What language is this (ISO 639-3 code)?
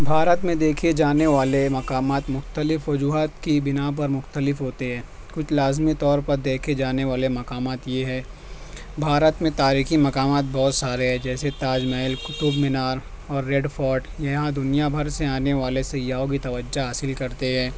urd